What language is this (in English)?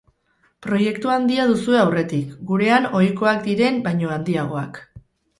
Basque